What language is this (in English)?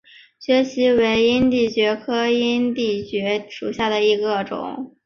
Chinese